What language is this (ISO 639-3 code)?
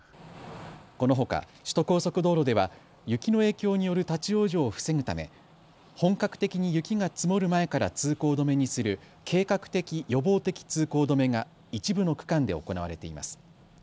jpn